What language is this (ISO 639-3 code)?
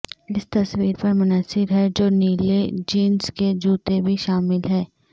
urd